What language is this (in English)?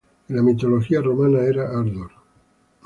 Spanish